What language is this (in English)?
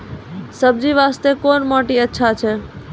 Maithili